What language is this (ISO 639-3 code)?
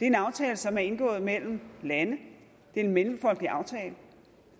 dan